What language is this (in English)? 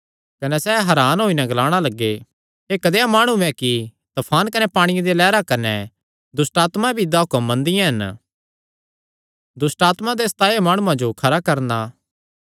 Kangri